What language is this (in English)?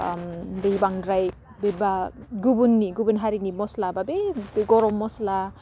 Bodo